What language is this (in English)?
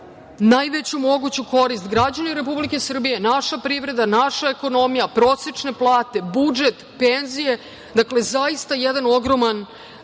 Serbian